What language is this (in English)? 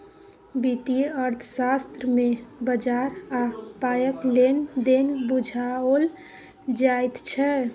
Maithili